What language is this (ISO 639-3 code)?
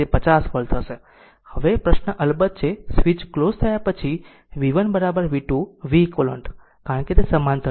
guj